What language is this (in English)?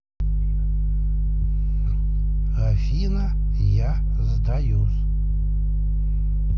Russian